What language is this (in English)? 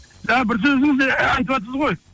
Kazakh